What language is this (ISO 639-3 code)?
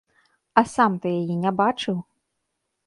bel